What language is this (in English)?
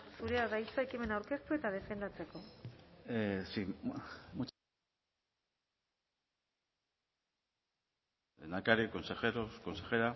Basque